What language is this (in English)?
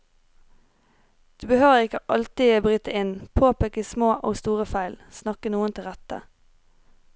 Norwegian